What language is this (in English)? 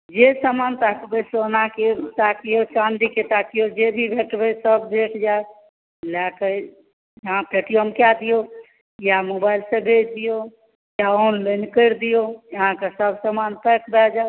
Maithili